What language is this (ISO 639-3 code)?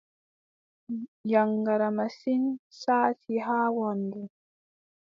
fub